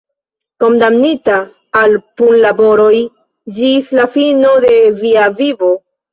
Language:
Esperanto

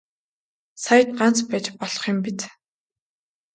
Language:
Mongolian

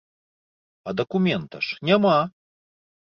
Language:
Belarusian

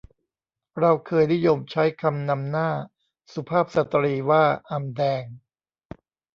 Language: Thai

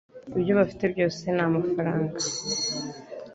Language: Kinyarwanda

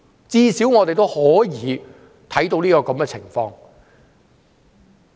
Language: Cantonese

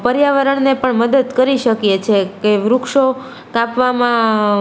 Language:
Gujarati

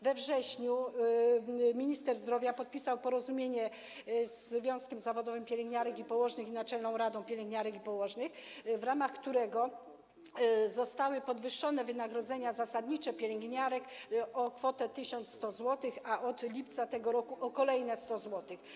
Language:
Polish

